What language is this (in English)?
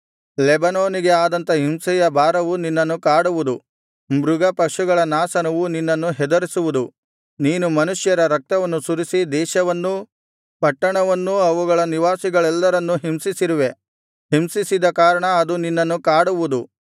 Kannada